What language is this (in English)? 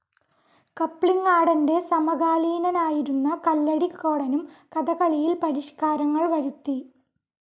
Malayalam